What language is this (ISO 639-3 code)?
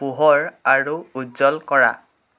asm